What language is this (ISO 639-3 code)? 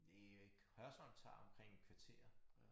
dan